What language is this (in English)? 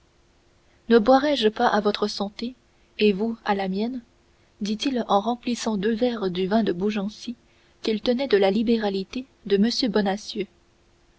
French